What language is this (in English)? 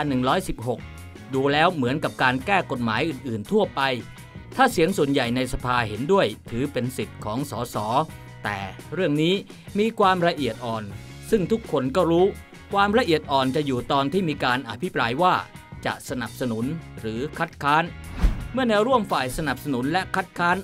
Thai